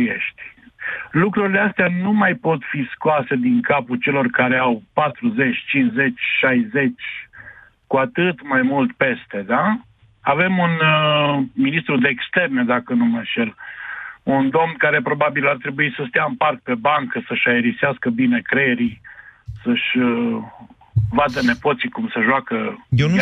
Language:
Romanian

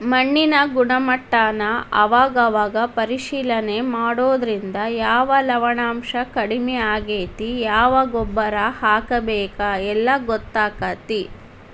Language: Kannada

